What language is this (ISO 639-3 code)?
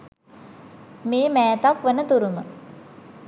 sin